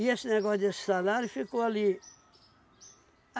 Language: Portuguese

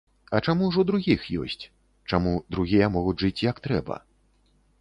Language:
Belarusian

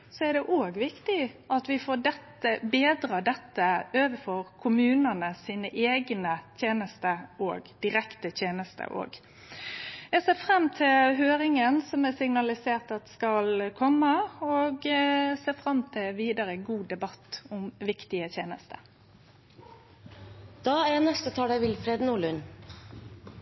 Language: Norwegian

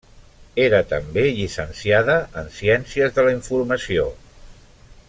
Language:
Catalan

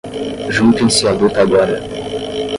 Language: Portuguese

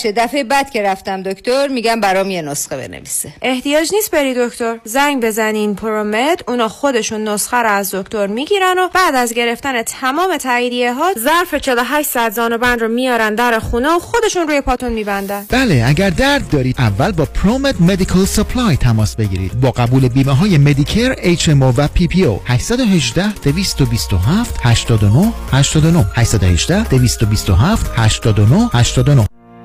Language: Persian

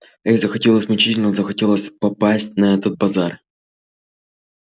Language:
Russian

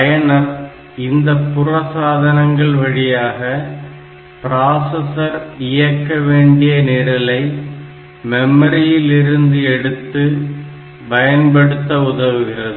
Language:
Tamil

